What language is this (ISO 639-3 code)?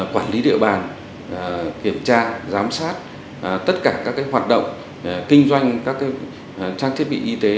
vie